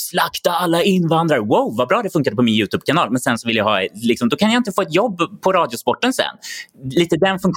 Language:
Swedish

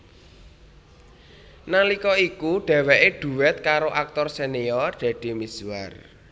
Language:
Javanese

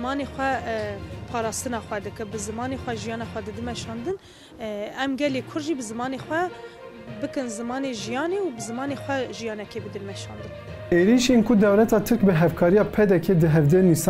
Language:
Turkish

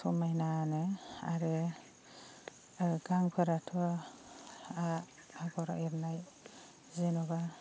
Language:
Bodo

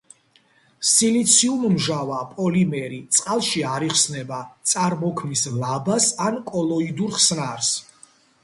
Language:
Georgian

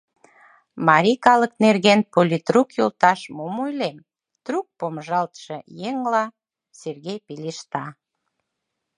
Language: Mari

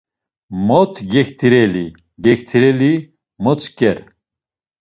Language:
Laz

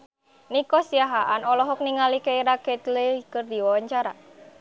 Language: Sundanese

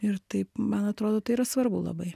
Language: Lithuanian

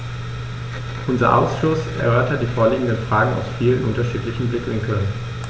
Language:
German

